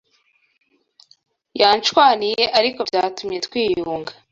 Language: Kinyarwanda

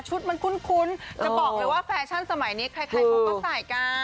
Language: Thai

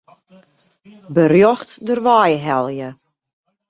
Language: Western Frisian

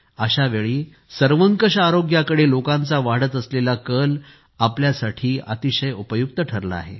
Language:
Marathi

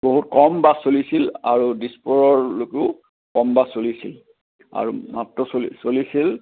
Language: Assamese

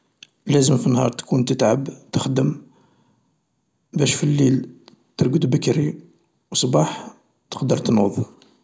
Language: Algerian Arabic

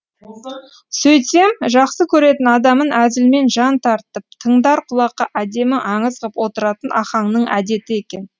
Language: Kazakh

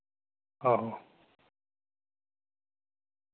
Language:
Dogri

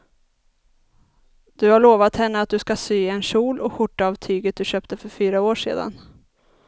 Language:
Swedish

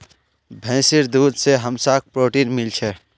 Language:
Magahi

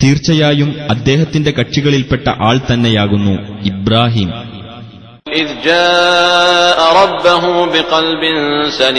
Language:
Malayalam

